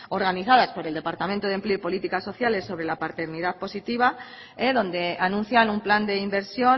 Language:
Spanish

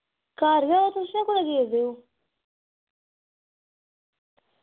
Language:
Dogri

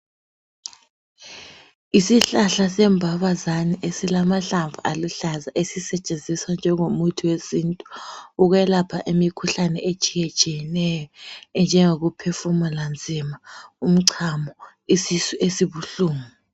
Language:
North Ndebele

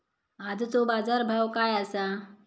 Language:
Marathi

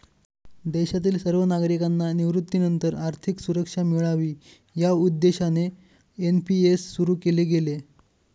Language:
Marathi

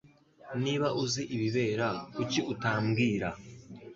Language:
Kinyarwanda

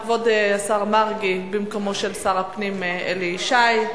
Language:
Hebrew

